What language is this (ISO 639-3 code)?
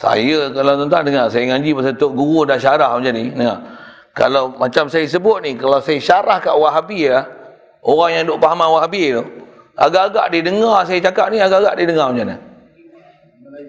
msa